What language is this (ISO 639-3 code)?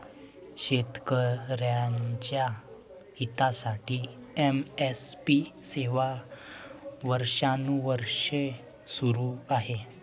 mar